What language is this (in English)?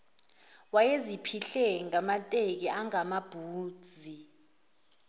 Zulu